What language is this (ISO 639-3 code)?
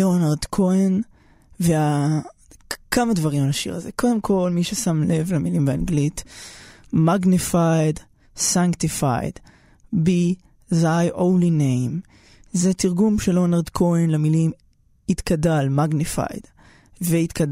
heb